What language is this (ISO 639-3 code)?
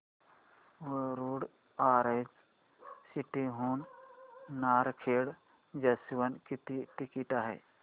mar